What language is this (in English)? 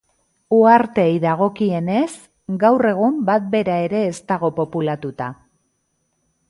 Basque